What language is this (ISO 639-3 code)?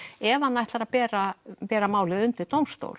isl